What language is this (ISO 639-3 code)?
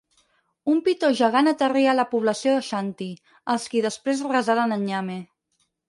cat